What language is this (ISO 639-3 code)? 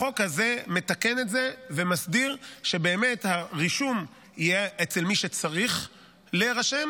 heb